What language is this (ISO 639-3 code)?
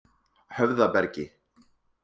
isl